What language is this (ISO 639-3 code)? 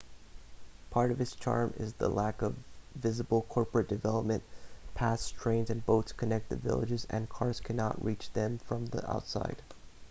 eng